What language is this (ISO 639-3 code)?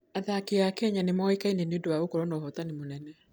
kik